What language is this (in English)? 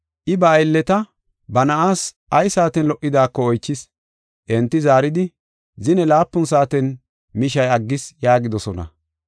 Gofa